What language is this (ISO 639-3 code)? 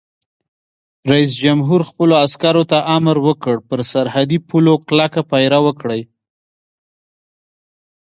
pus